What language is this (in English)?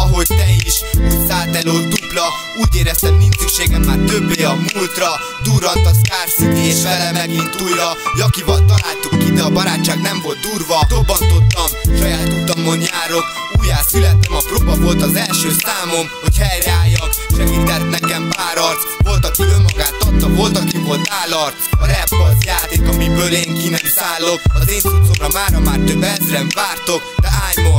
Hungarian